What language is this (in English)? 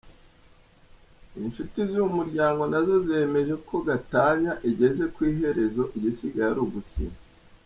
Kinyarwanda